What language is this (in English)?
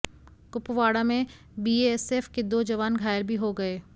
Hindi